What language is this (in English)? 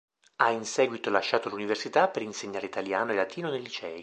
Italian